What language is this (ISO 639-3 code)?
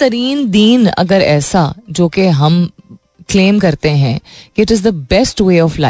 hin